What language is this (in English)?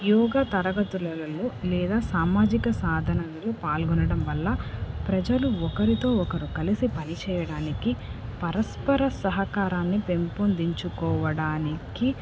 Telugu